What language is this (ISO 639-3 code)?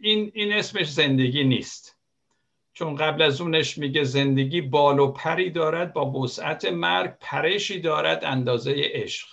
fas